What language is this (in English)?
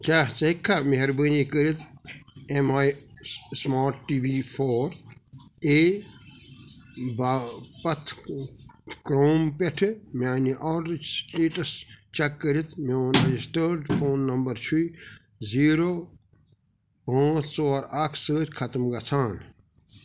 Kashmiri